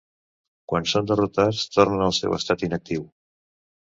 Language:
Catalan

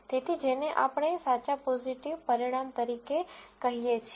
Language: Gujarati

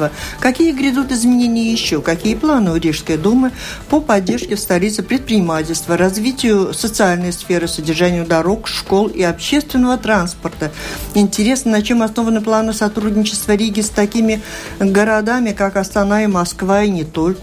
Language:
Russian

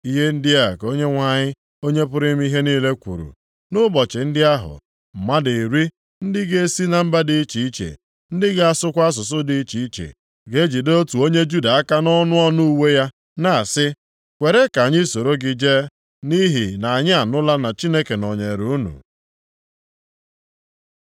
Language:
Igbo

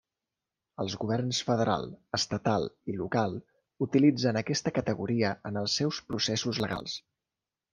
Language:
Catalan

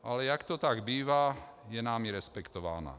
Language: Czech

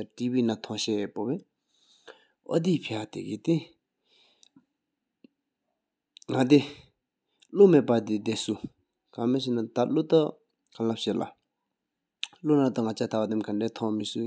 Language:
Sikkimese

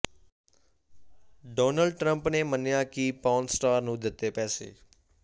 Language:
Punjabi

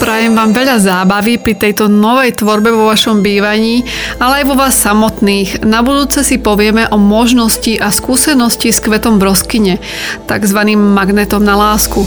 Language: Slovak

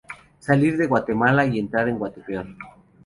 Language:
Spanish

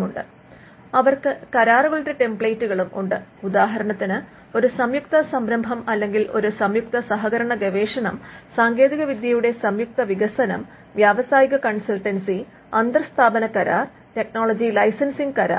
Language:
Malayalam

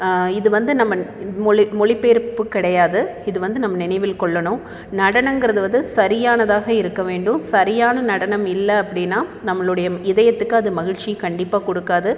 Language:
Tamil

